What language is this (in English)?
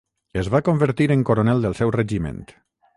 Catalan